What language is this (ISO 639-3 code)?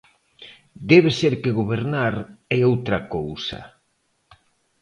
glg